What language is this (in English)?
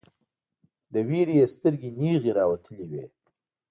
Pashto